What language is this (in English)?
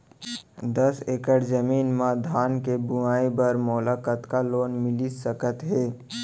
Chhattisgarhi